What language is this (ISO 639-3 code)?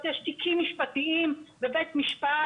heb